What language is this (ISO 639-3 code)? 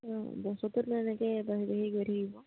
asm